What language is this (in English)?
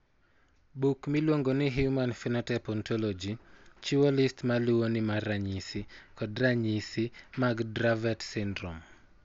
Luo (Kenya and Tanzania)